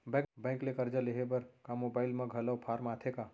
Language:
Chhattisgarhi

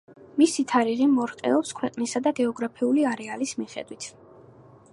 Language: Georgian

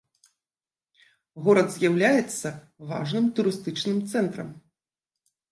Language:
Belarusian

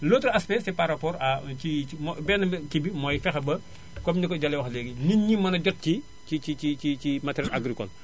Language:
Wolof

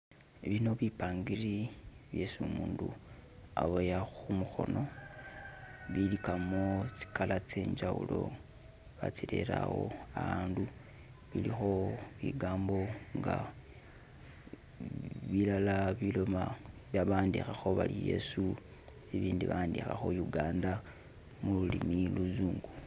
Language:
Masaaba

